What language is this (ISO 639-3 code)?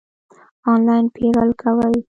pus